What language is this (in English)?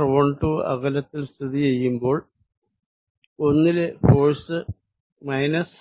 Malayalam